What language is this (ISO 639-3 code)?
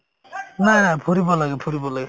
asm